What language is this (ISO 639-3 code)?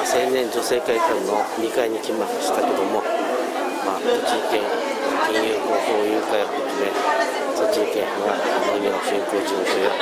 jpn